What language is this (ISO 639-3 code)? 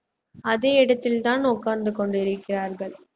tam